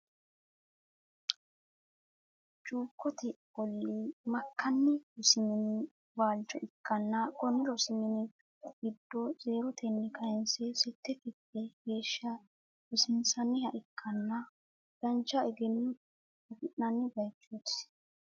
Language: Sidamo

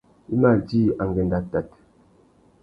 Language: Tuki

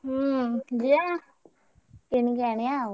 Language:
Odia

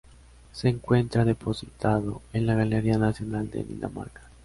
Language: Spanish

